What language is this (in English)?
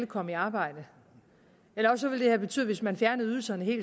Danish